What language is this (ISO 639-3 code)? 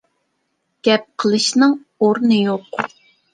uig